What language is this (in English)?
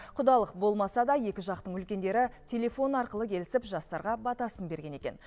Kazakh